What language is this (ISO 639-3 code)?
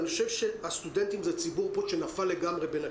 heb